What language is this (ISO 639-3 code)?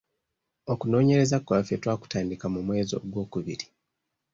lug